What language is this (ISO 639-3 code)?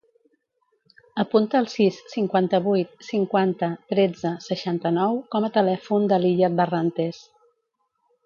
cat